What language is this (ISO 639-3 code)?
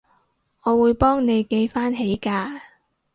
yue